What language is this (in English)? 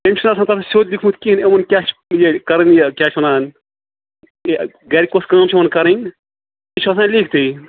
Kashmiri